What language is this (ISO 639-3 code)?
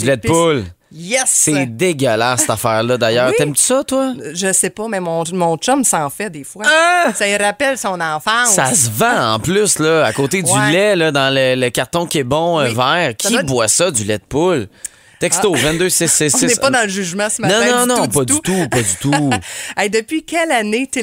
fra